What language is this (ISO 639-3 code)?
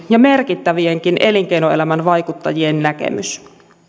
fin